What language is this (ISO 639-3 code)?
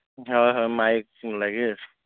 ori